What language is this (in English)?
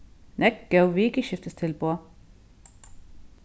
Faroese